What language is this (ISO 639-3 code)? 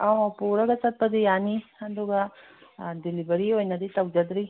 mni